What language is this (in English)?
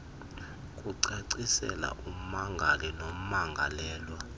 Xhosa